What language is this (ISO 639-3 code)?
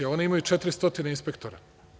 srp